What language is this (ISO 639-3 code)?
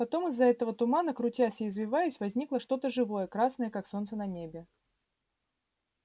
rus